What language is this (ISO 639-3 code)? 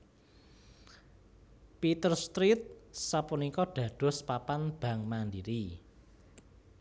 jav